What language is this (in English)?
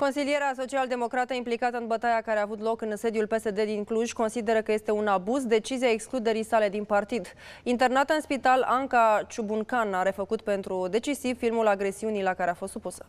Romanian